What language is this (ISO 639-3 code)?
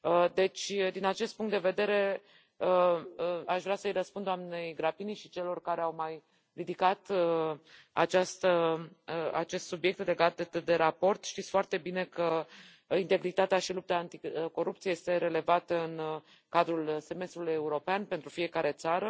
ron